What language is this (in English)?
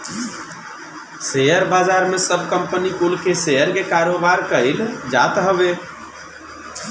Bhojpuri